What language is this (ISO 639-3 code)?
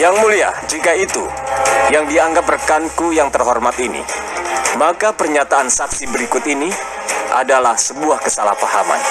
ind